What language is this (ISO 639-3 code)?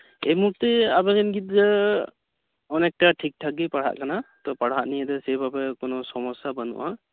sat